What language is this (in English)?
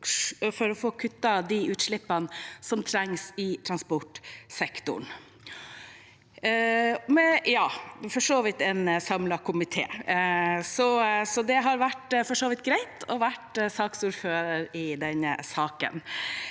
Norwegian